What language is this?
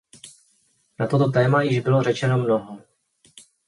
Czech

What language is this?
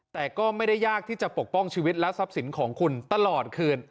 Thai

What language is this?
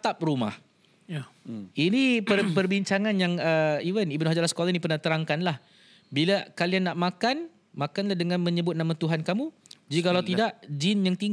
Malay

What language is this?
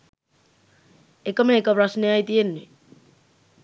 Sinhala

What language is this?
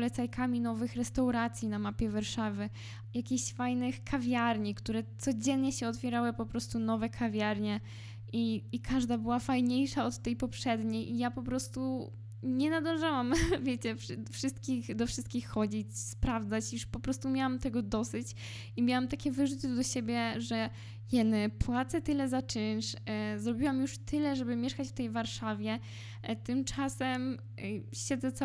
Polish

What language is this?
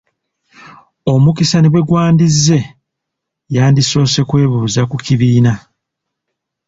Ganda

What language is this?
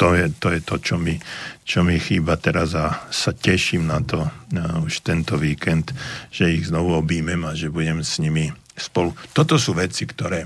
Slovak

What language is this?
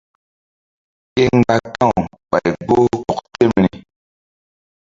Mbum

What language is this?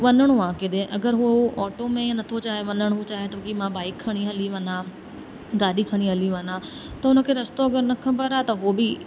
Sindhi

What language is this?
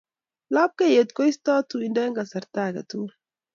Kalenjin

